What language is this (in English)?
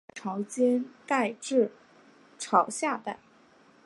Chinese